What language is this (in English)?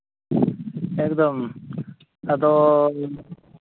Santali